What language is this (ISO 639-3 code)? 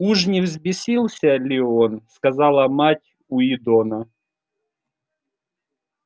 rus